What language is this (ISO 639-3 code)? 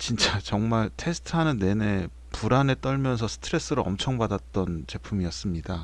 kor